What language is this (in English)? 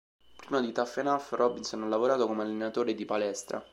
Italian